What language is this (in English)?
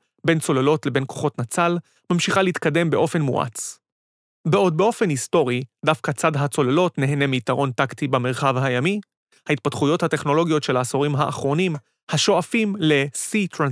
Hebrew